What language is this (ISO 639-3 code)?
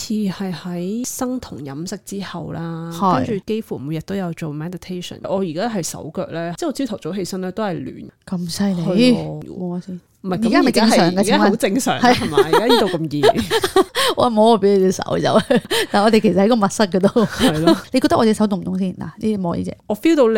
zho